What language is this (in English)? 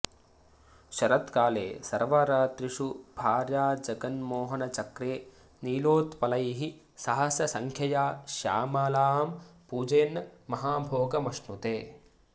Sanskrit